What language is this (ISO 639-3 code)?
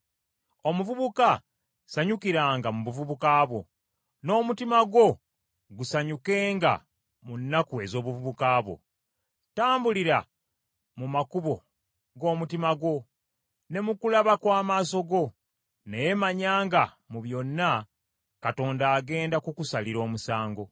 lug